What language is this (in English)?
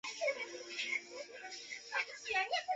Chinese